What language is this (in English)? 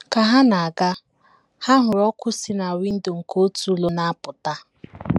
Igbo